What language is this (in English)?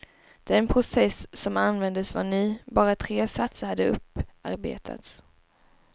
Swedish